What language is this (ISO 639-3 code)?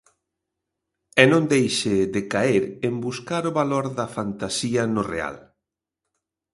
glg